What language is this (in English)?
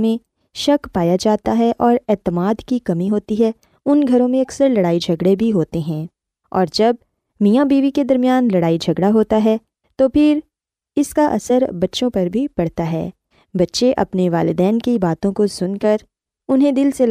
Urdu